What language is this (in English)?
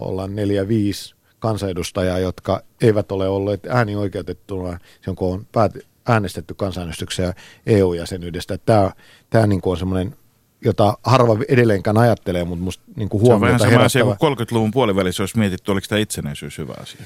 Finnish